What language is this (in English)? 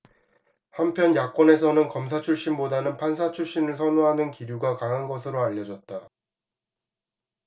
Korean